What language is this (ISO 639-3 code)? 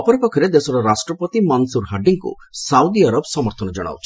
ori